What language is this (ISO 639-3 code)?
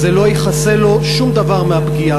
heb